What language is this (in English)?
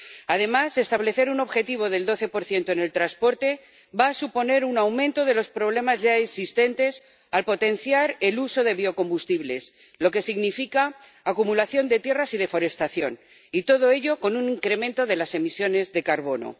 Spanish